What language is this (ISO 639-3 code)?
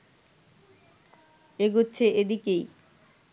ben